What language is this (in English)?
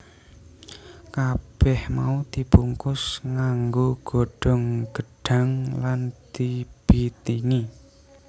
Javanese